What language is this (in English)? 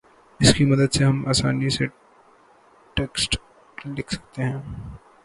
Urdu